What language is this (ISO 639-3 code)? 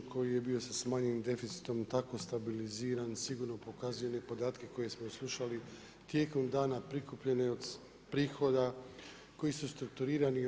hrv